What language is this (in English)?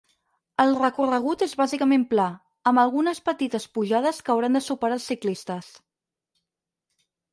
Catalan